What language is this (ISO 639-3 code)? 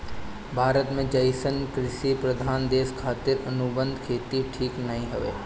bho